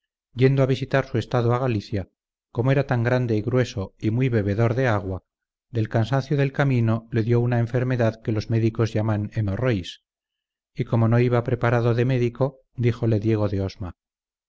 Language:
Spanish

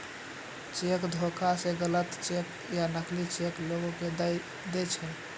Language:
Maithili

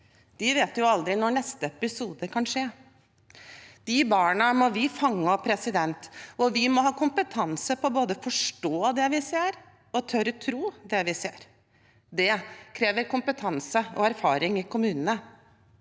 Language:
Norwegian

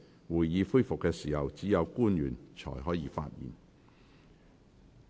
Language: Cantonese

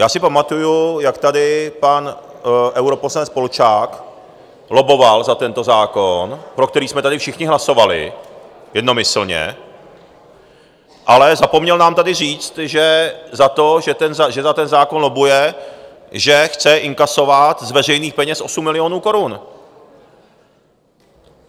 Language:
Czech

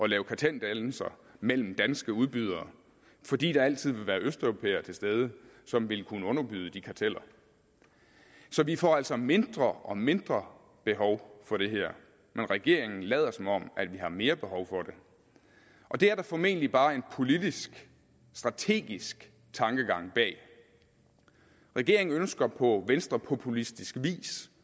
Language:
Danish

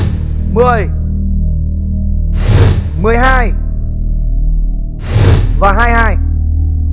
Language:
Vietnamese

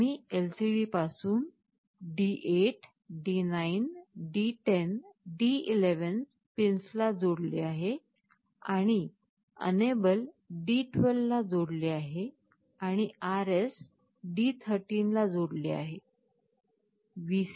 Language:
Marathi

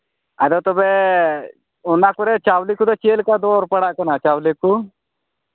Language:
Santali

